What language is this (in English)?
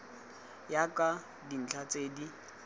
Tswana